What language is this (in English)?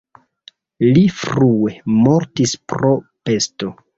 Esperanto